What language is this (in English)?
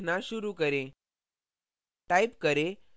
Hindi